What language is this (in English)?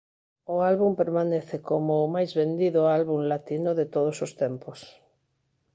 Galician